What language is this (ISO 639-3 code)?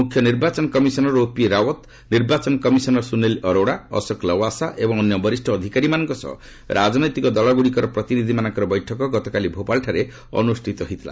ori